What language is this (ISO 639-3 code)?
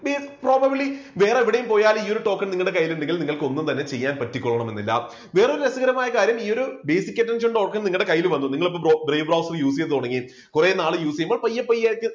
mal